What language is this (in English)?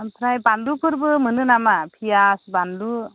Bodo